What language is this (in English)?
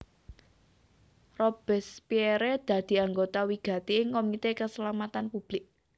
Javanese